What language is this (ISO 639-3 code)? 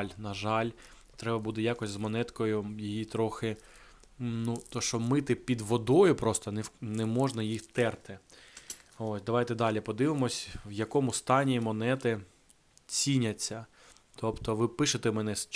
ukr